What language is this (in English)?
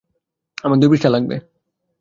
Bangla